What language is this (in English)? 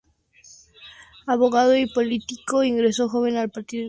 Spanish